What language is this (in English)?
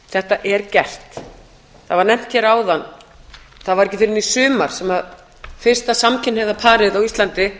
Icelandic